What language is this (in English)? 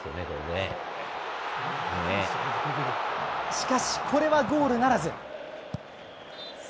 Japanese